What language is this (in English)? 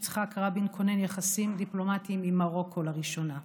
Hebrew